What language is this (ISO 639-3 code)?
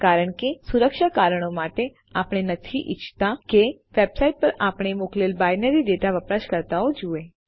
guj